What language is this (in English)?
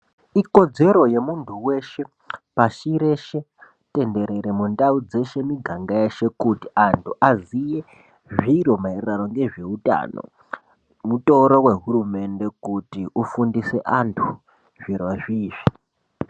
Ndau